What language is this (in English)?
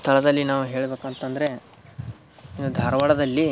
Kannada